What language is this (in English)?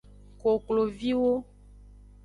Aja (Benin)